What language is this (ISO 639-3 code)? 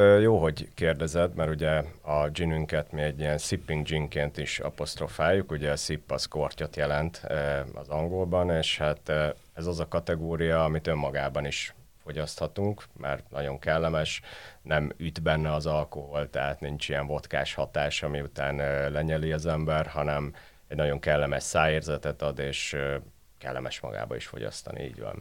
hun